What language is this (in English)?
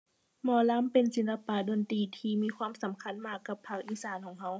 Thai